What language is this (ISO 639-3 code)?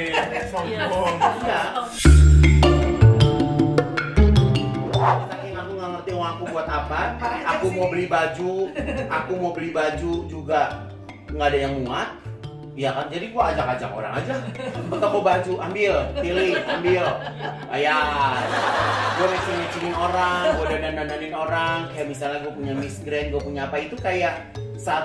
ind